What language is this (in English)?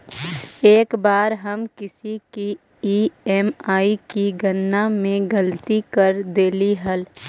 Magahi